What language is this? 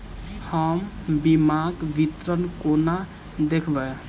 Maithili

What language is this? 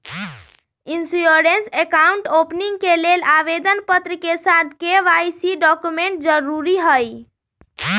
Magahi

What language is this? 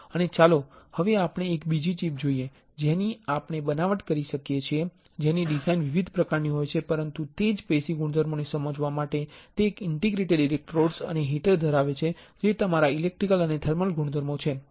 Gujarati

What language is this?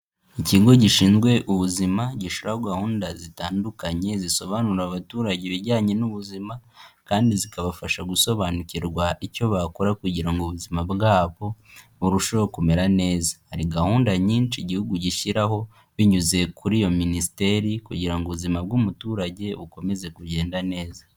Kinyarwanda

